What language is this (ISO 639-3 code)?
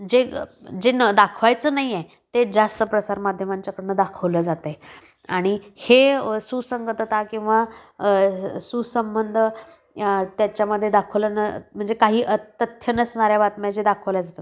mar